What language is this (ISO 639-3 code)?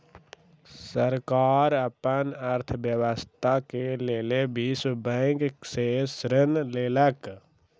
mai